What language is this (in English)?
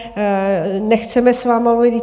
Czech